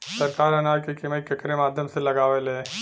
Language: Bhojpuri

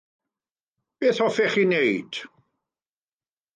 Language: Welsh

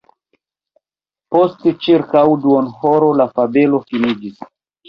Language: Esperanto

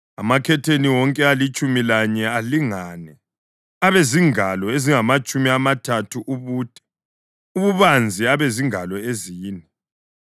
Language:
North Ndebele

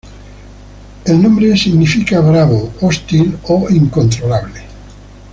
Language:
Spanish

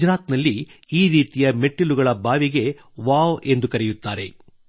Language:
Kannada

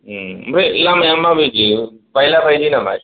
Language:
Bodo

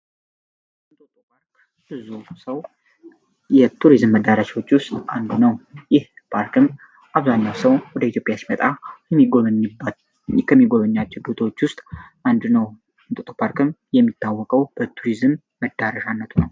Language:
Amharic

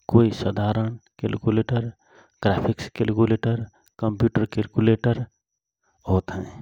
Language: Rana Tharu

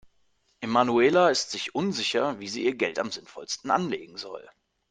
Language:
German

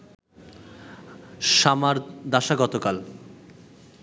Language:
Bangla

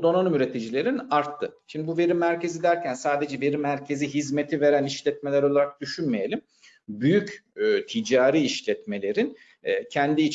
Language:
Turkish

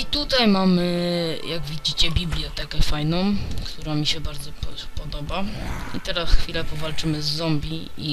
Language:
Polish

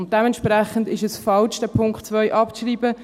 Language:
Swiss German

